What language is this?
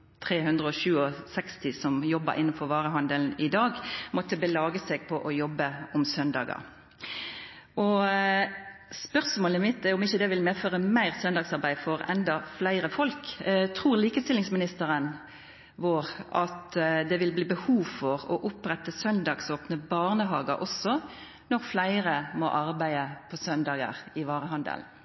Norwegian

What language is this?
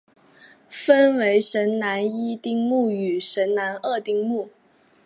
Chinese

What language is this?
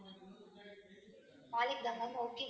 Tamil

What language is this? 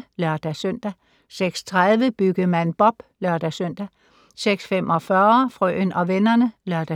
Danish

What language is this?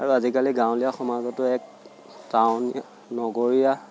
Assamese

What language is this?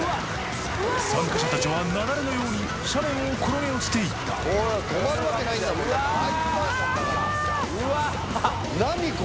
Japanese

